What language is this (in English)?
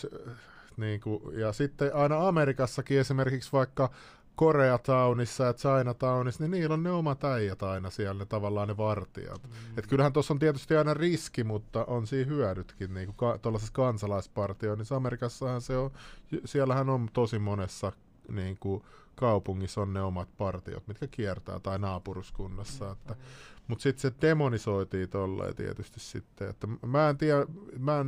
Finnish